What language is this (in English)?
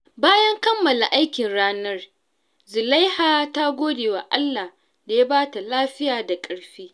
Hausa